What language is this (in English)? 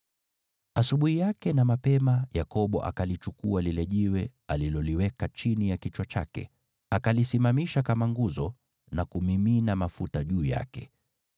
Swahili